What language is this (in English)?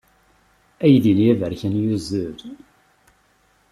Kabyle